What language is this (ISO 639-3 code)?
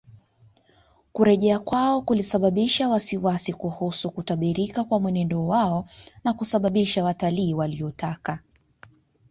swa